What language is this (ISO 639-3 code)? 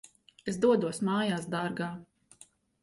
lav